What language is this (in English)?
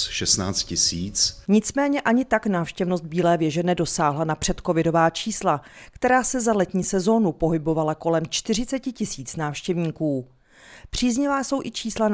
Czech